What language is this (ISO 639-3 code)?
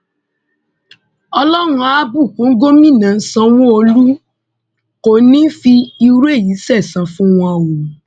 yor